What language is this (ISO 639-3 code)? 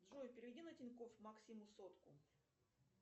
rus